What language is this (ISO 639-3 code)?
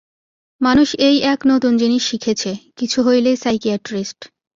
ben